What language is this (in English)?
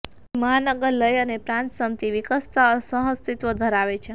Gujarati